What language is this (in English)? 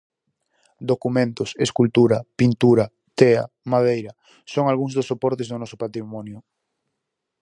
Galician